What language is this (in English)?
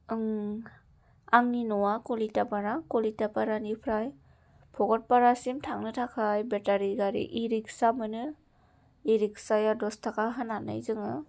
Bodo